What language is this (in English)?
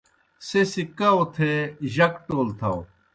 Kohistani Shina